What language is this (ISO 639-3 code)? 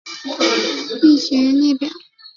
zho